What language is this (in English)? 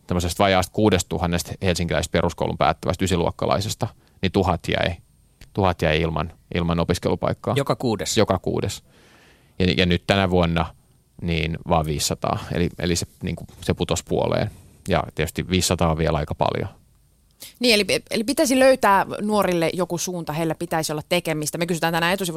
Finnish